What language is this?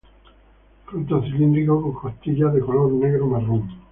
Spanish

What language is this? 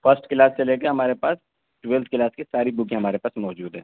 Urdu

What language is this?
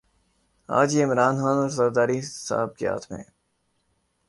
Urdu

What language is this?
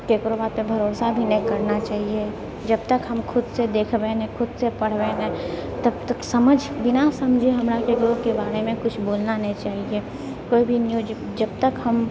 Maithili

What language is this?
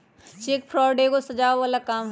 Magahi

